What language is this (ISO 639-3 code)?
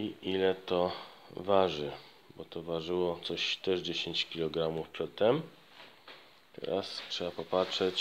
pol